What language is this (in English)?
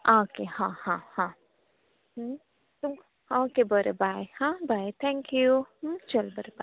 Konkani